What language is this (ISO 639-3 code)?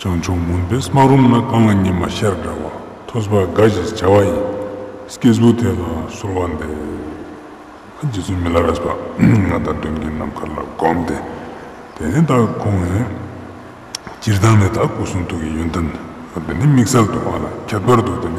ron